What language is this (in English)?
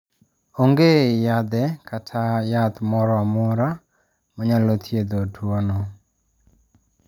Luo (Kenya and Tanzania)